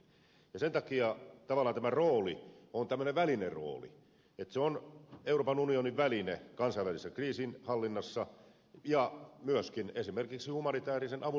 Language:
Finnish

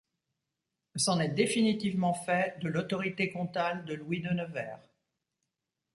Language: French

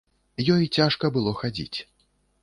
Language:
Belarusian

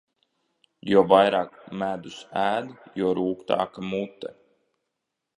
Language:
Latvian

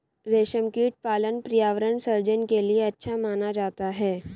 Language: Hindi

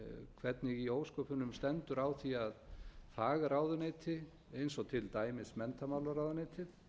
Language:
Icelandic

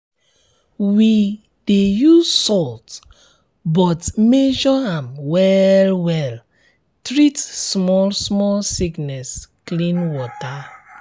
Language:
Nigerian Pidgin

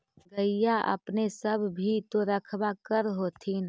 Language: Magahi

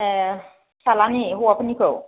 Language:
Bodo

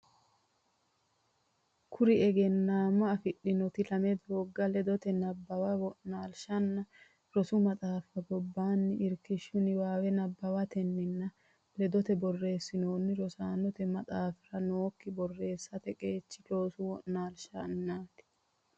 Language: Sidamo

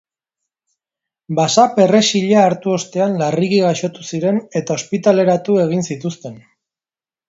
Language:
Basque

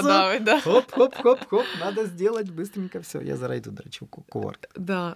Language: Ukrainian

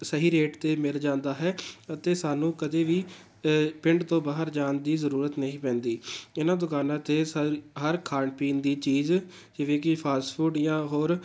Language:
Punjabi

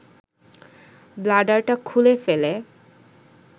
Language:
Bangla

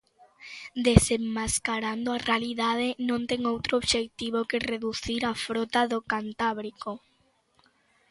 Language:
Galician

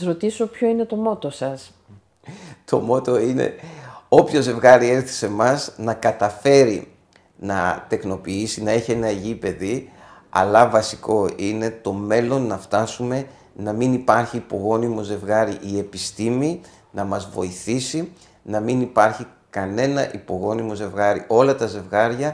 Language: Greek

